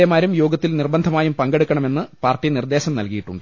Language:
Malayalam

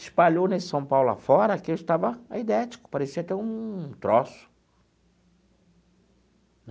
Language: Portuguese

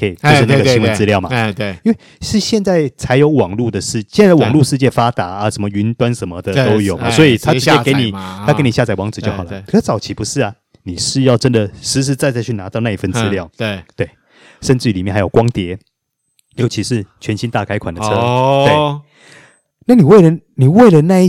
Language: Chinese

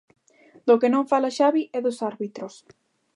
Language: Galician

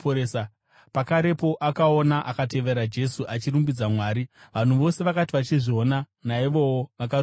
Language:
Shona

